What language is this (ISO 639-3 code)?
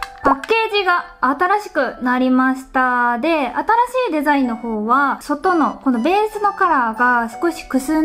jpn